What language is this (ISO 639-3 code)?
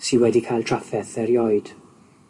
cym